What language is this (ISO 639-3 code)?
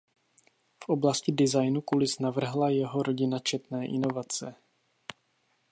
ces